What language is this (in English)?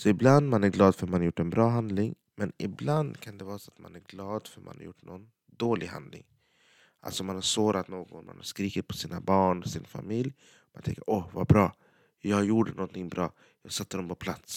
Swedish